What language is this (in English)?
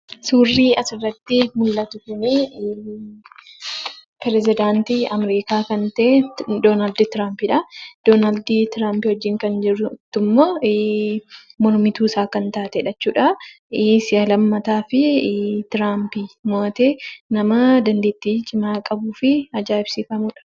Oromo